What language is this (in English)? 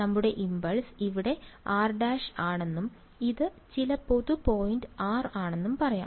Malayalam